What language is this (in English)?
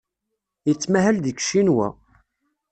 Kabyle